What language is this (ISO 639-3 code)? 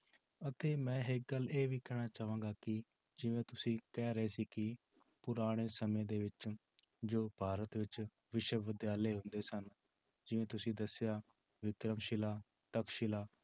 pan